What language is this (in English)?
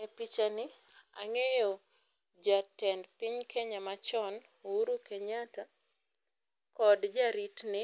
Luo (Kenya and Tanzania)